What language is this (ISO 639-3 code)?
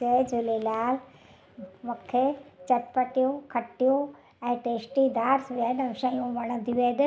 snd